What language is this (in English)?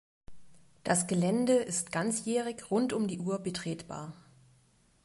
German